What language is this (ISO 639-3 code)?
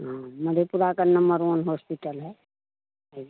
hin